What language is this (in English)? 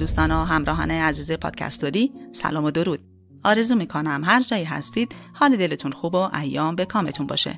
Persian